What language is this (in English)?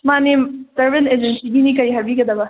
Manipuri